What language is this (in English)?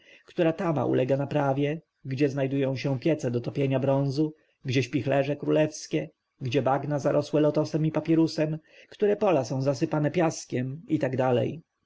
Polish